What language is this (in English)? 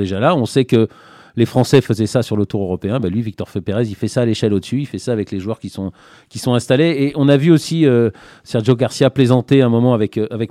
French